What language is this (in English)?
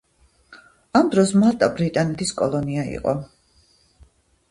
Georgian